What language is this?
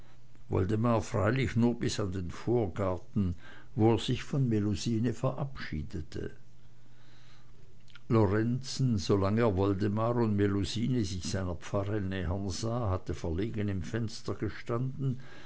German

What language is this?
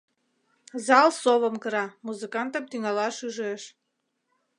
Mari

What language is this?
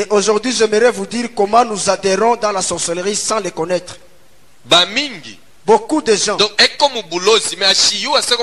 French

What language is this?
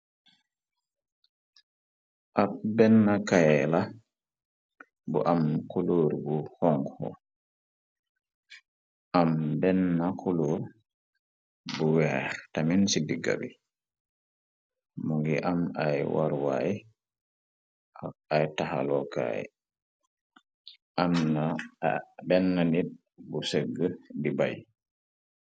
Wolof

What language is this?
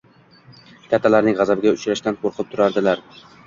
Uzbek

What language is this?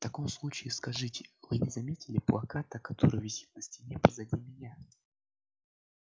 Russian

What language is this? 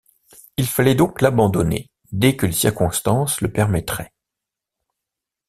French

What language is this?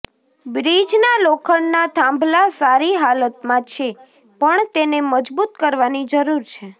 Gujarati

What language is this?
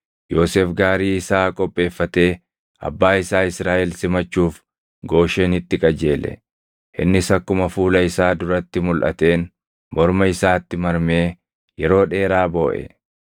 Oromo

